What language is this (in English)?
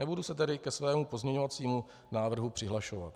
Czech